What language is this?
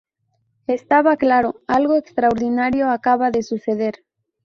Spanish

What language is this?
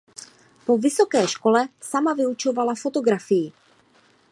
Czech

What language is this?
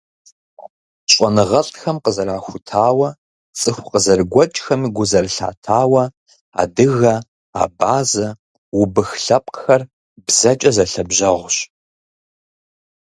Kabardian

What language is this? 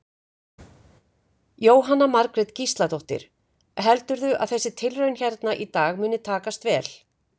Icelandic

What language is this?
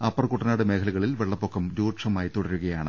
Malayalam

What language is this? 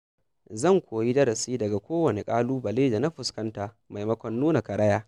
Hausa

